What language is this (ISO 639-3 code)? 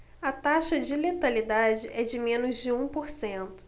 por